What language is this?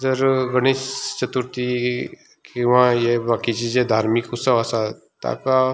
Konkani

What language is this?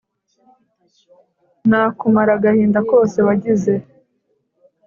Kinyarwanda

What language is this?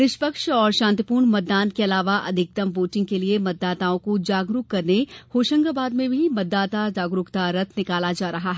Hindi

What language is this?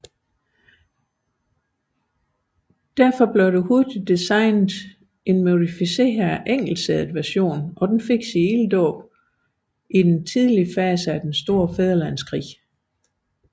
Danish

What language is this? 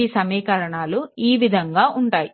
Telugu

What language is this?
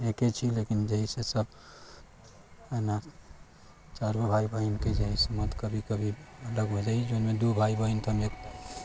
Maithili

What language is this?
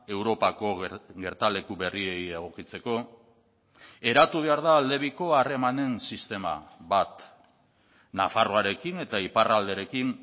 Basque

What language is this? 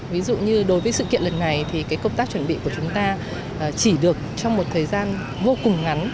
Vietnamese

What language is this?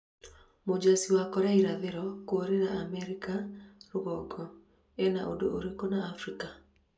Kikuyu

